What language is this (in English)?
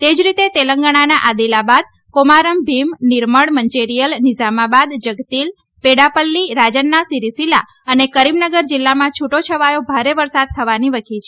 Gujarati